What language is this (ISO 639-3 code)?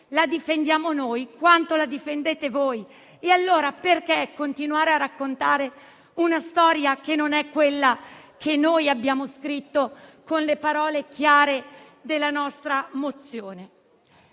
ita